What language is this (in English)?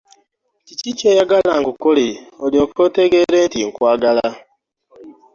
Ganda